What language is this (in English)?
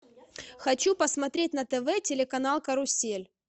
Russian